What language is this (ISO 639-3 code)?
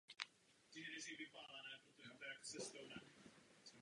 ces